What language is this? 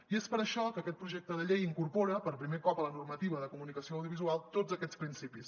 Catalan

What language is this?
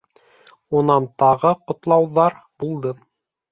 Bashkir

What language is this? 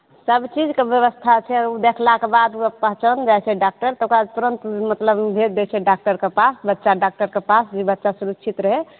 Maithili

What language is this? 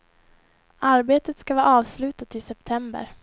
Swedish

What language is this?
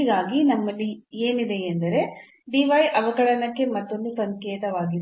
Kannada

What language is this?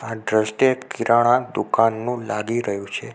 Gujarati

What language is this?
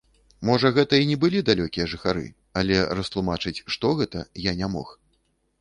Belarusian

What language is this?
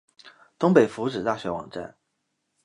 Chinese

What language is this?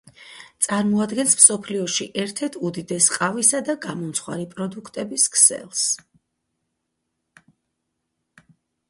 Georgian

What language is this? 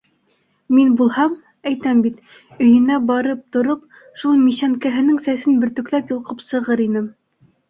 Bashkir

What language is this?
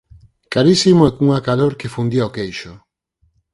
Galician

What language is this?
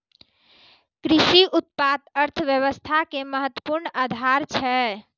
Maithili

